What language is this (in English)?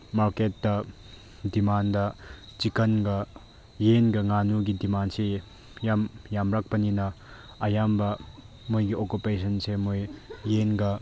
Manipuri